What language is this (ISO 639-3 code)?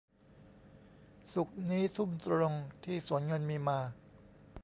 tha